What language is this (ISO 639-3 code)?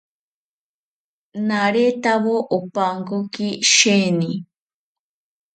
cpy